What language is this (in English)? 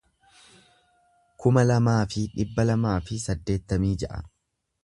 Oromo